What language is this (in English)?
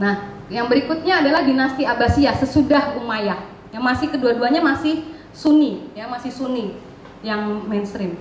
Indonesian